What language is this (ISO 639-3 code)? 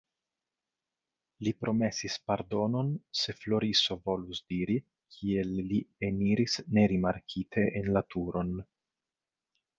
epo